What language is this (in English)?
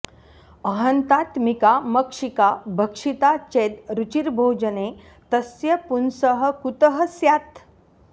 Sanskrit